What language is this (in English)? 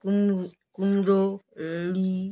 Bangla